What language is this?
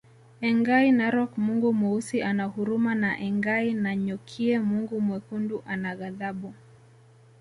Swahili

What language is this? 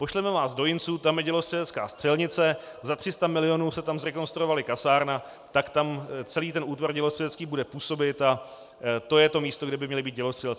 Czech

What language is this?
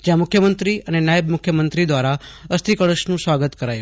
Gujarati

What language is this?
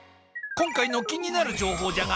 Japanese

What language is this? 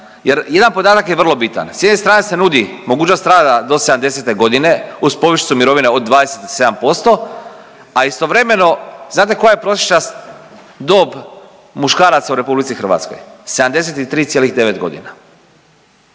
Croatian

